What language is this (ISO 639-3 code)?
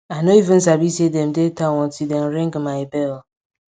pcm